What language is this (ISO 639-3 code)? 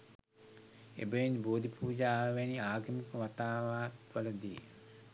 sin